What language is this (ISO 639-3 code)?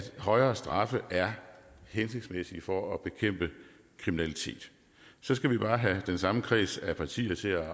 dan